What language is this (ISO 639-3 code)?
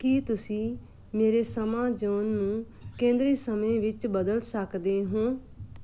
pan